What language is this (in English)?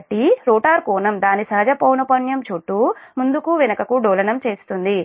Telugu